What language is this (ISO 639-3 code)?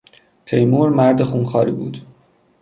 fas